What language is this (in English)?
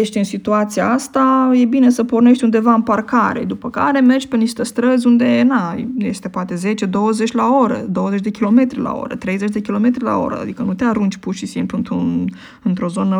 Romanian